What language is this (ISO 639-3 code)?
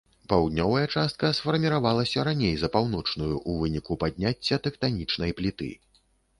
bel